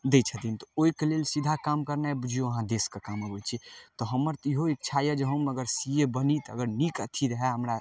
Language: Maithili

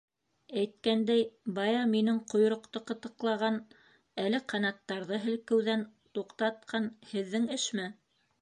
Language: Bashkir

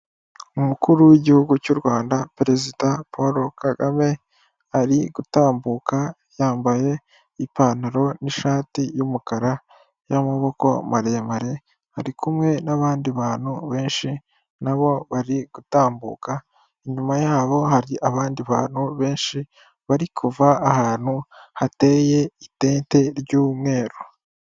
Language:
Kinyarwanda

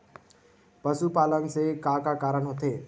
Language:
Chhattisgarhi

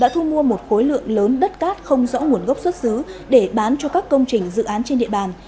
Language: Vietnamese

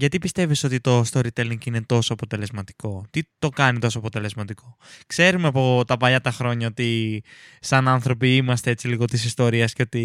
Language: Greek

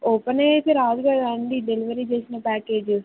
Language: Telugu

